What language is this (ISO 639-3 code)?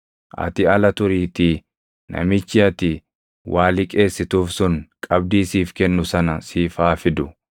orm